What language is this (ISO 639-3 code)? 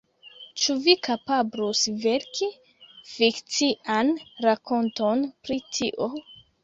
epo